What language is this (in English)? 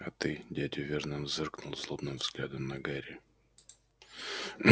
Russian